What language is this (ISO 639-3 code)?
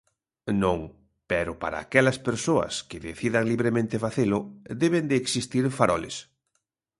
glg